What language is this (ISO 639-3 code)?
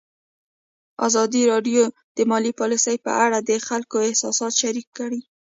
pus